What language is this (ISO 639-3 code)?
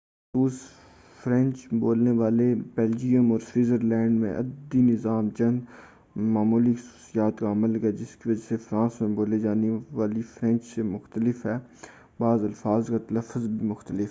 urd